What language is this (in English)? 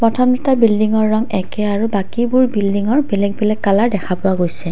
Assamese